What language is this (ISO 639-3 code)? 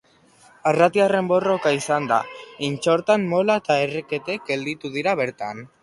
eus